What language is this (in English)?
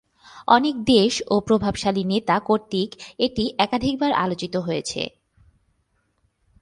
Bangla